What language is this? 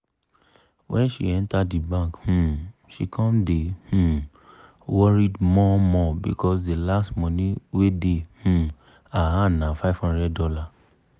Nigerian Pidgin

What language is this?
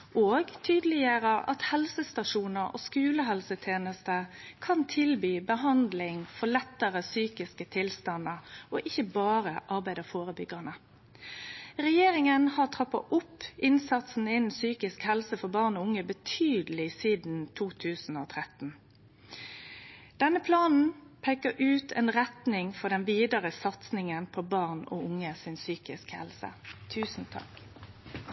Norwegian Nynorsk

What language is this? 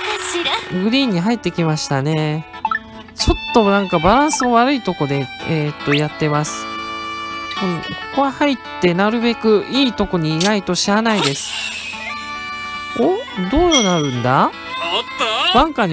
Japanese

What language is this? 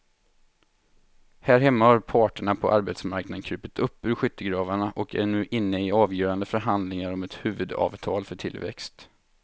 Swedish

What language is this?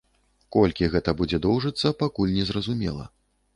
Belarusian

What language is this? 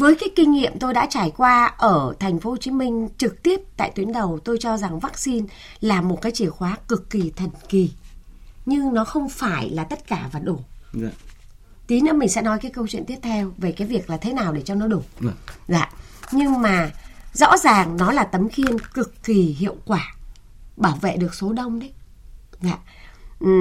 Vietnamese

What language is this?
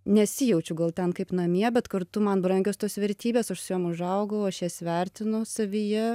Lithuanian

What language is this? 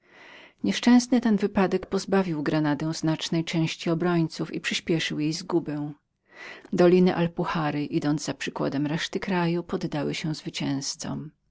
Polish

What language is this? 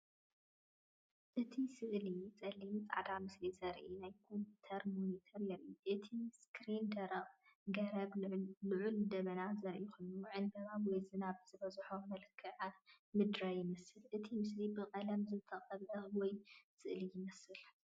Tigrinya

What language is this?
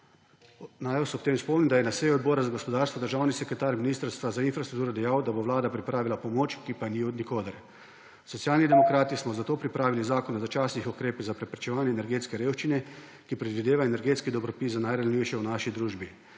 Slovenian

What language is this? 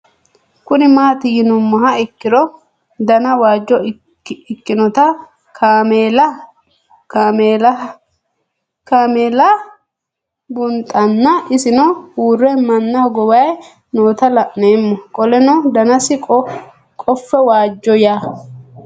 Sidamo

